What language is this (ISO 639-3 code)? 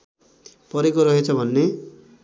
nep